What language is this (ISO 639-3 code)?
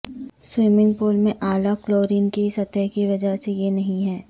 urd